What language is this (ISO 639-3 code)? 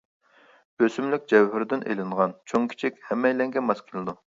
uig